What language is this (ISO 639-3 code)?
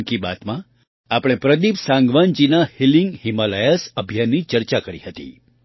guj